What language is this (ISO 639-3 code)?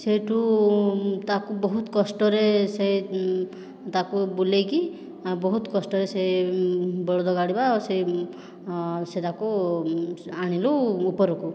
ori